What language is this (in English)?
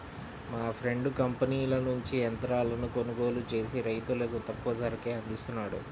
Telugu